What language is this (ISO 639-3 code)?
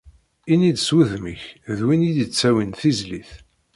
kab